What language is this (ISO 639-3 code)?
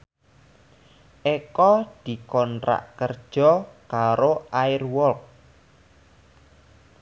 jav